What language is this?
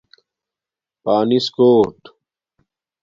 Domaaki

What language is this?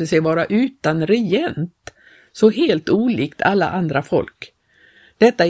Swedish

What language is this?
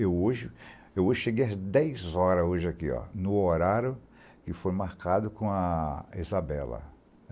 Portuguese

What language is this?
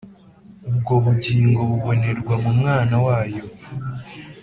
Kinyarwanda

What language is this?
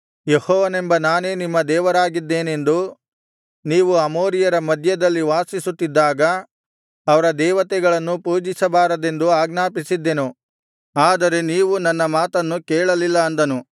Kannada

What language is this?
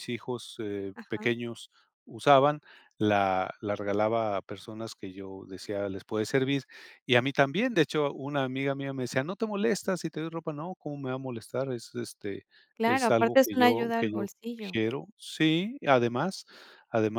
Spanish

